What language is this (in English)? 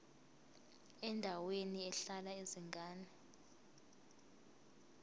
Zulu